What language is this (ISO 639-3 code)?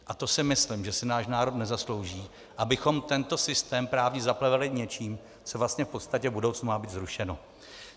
ces